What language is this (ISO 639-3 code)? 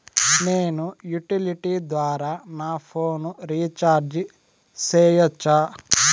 tel